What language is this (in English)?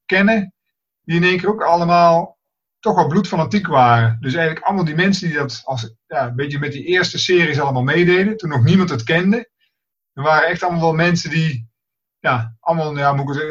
Dutch